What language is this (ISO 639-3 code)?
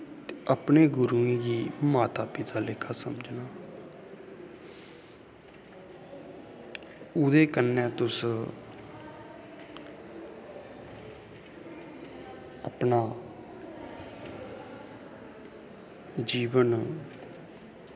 doi